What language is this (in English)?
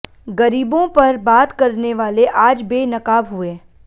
Hindi